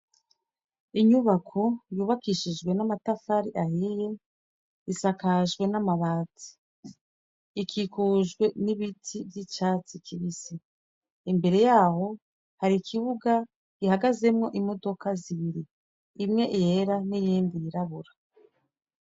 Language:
Rundi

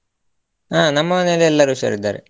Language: Kannada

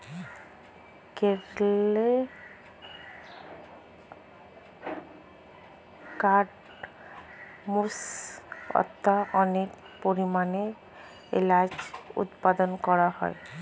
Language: Bangla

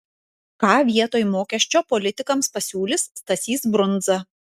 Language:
Lithuanian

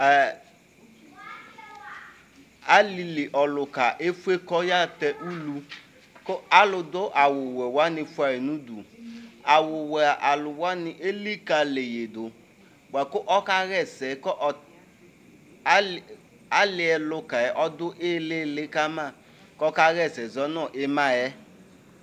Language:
Ikposo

